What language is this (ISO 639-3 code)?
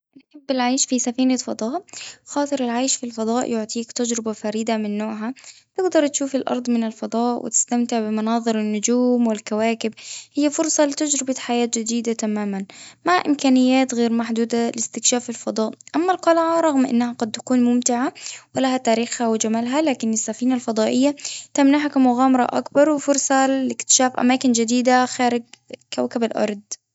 aeb